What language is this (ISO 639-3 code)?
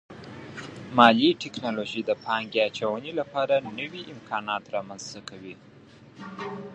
pus